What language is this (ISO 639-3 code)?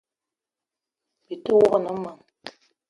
eto